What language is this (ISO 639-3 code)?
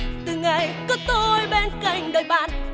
vie